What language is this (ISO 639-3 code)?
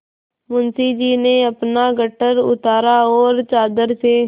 hin